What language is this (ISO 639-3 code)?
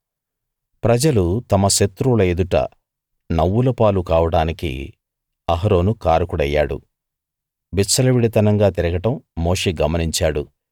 tel